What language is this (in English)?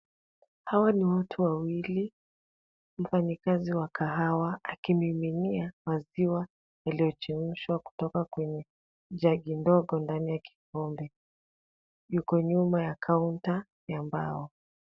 Swahili